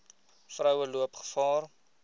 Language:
Afrikaans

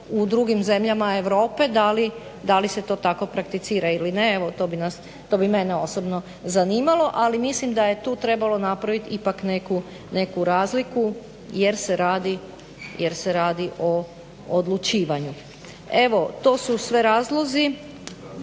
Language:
Croatian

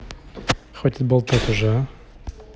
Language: Russian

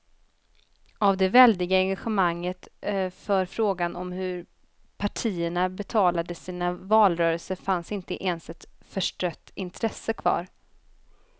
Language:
Swedish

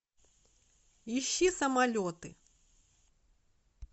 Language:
Russian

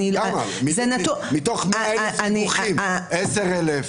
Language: Hebrew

